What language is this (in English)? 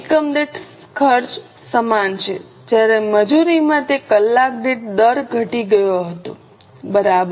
Gujarati